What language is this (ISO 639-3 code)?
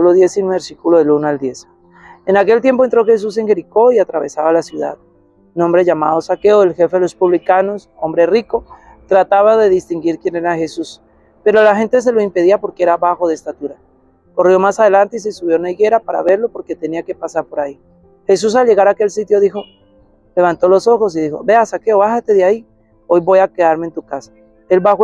spa